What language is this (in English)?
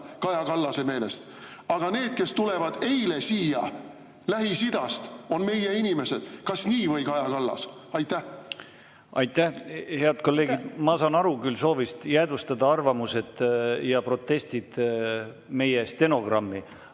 Estonian